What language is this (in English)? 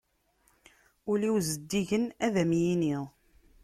Kabyle